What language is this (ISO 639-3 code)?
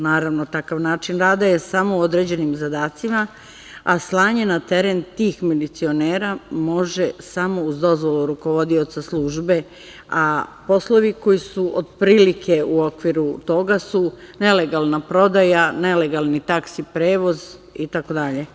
srp